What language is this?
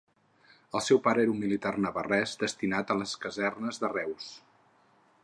Catalan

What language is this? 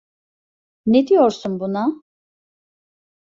Turkish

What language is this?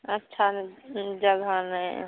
Maithili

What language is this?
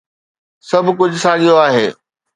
Sindhi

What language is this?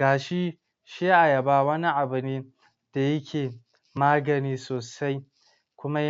Hausa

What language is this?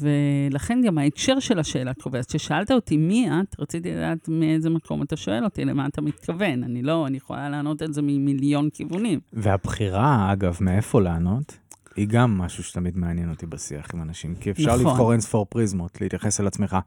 Hebrew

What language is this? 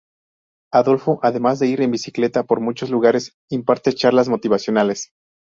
Spanish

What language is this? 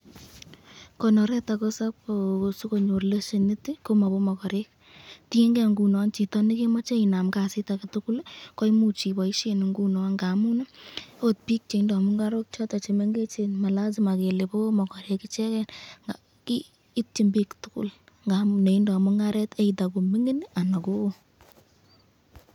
Kalenjin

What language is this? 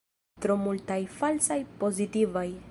Esperanto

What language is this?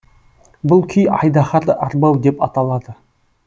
Kazakh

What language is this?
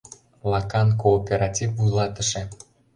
Mari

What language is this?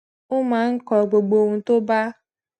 Yoruba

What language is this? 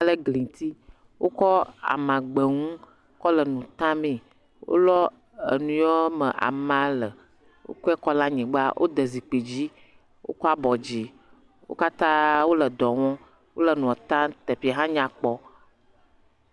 Ewe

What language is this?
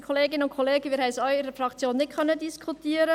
Swiss German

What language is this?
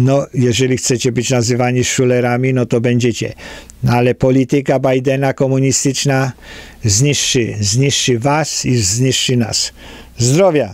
Polish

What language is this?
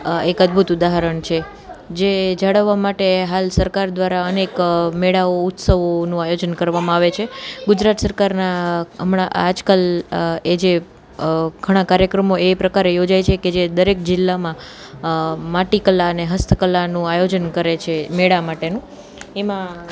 Gujarati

